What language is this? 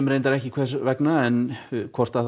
Icelandic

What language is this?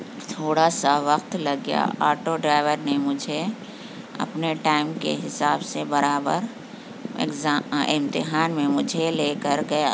Urdu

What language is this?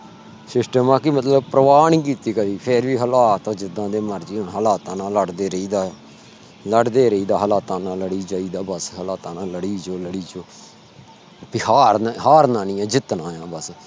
Punjabi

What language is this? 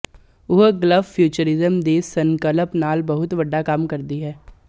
Punjabi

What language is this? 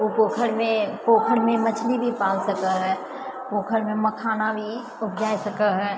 Maithili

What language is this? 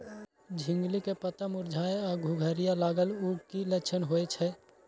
Maithili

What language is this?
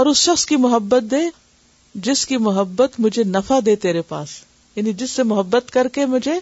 Urdu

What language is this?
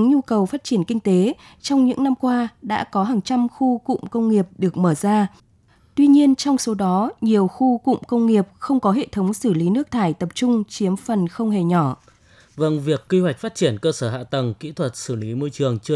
Vietnamese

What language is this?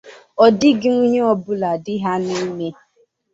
Igbo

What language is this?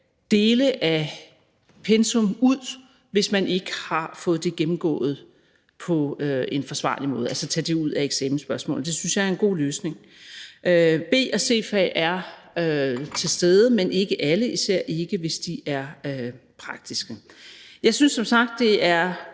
Danish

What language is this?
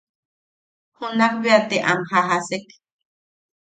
Yaqui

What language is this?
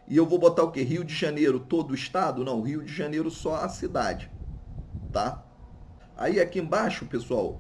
Portuguese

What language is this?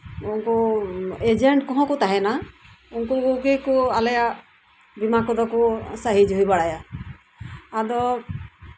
Santali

